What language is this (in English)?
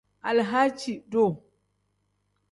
Tem